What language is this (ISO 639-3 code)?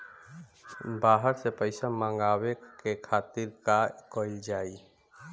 bho